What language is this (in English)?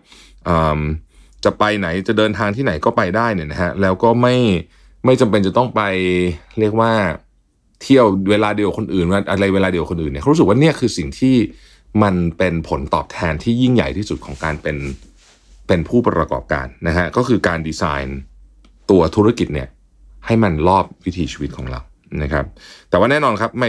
Thai